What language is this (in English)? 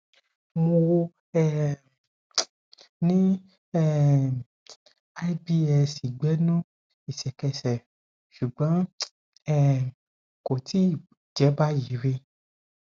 Yoruba